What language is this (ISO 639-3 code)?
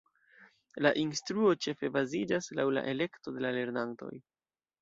epo